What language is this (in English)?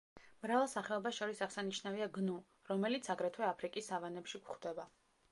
Georgian